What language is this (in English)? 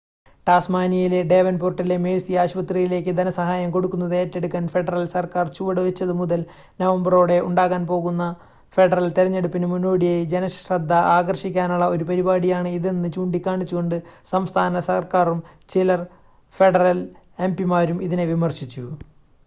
Malayalam